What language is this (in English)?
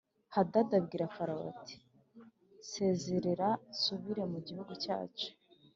Kinyarwanda